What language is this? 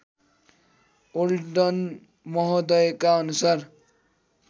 Nepali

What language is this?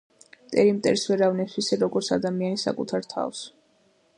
Georgian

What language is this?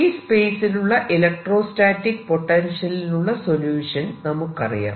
Malayalam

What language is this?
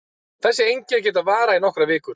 Icelandic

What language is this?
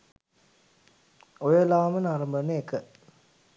Sinhala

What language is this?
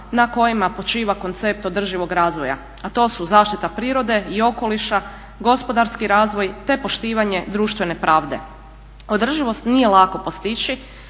Croatian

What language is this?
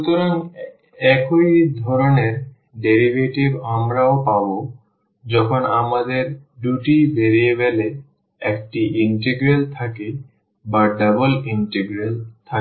Bangla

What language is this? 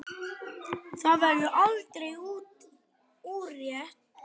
Icelandic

